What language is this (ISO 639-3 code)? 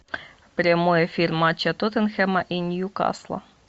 rus